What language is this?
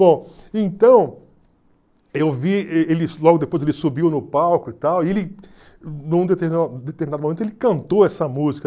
Portuguese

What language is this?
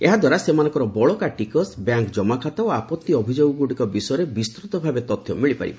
Odia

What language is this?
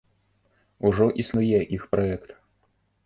Belarusian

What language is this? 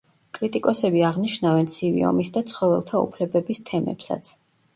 Georgian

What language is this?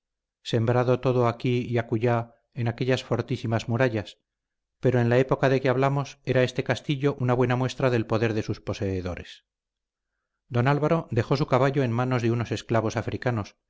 Spanish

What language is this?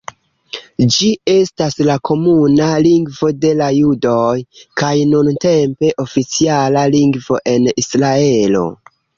Esperanto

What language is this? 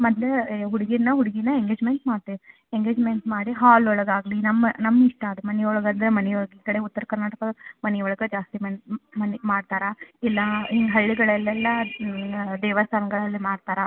Kannada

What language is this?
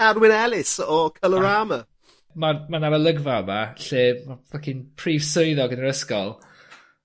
Welsh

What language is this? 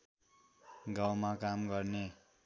Nepali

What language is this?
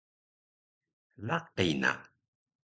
Taroko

